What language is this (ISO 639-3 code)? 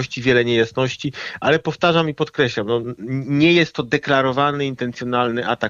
pol